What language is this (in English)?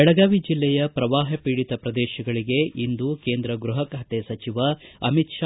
Kannada